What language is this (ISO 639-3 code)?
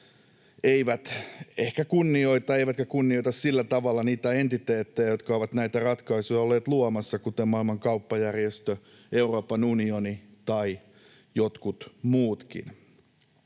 fin